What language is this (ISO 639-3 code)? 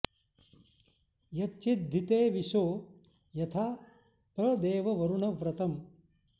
san